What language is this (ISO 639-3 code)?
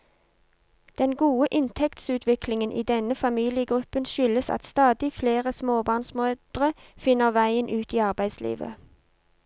nor